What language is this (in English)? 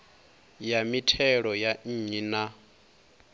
Venda